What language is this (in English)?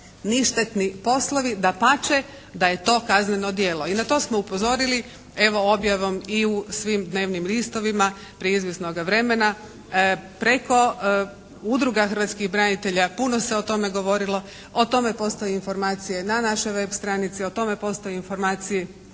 Croatian